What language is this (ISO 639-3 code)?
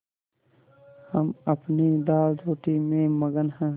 hin